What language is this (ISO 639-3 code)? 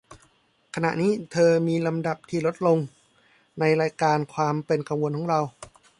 tha